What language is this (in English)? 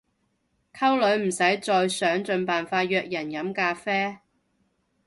Cantonese